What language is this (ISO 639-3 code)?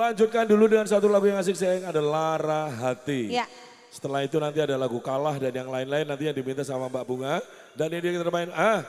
ind